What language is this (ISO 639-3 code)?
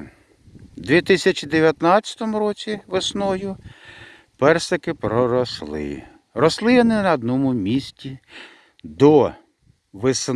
ukr